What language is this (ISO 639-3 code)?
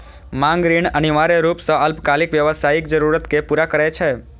mai